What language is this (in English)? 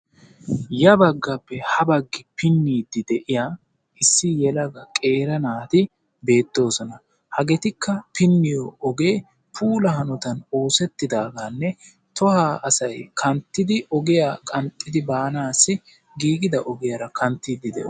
Wolaytta